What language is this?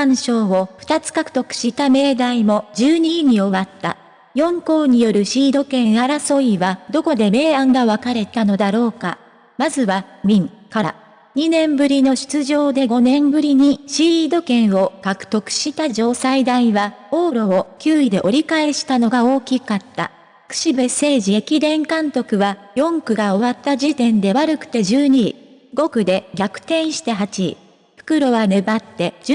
Japanese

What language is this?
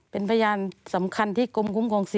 Thai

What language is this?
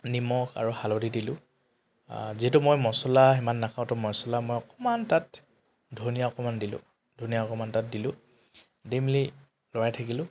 Assamese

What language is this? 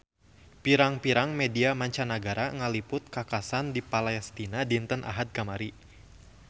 Sundanese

